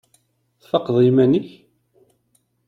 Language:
Kabyle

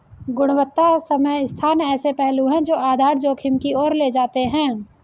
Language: Hindi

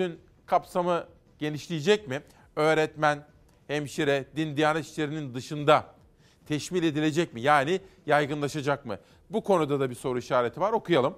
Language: Turkish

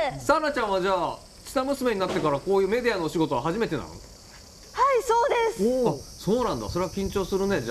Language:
Japanese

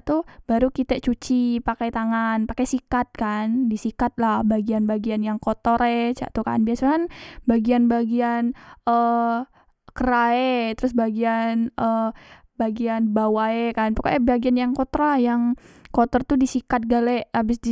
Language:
Musi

